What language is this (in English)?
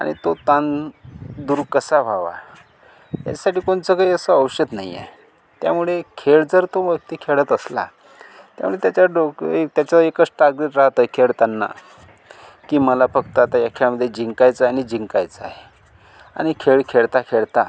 Marathi